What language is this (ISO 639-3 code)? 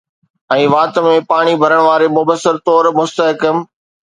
snd